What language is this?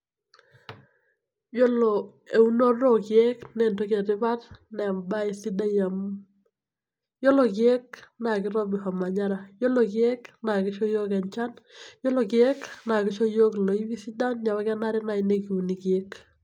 Masai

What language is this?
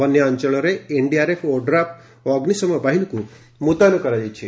Odia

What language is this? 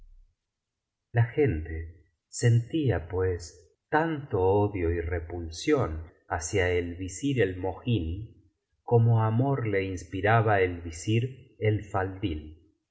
Spanish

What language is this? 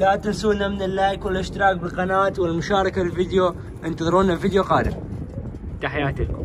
Arabic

